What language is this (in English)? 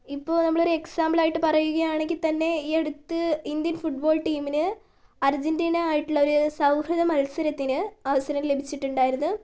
Malayalam